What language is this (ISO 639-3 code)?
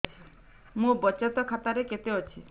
ori